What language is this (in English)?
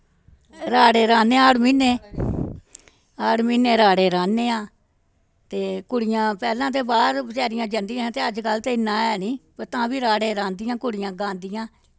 Dogri